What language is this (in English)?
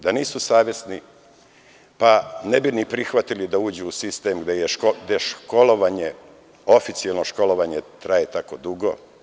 Serbian